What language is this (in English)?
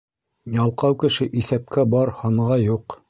Bashkir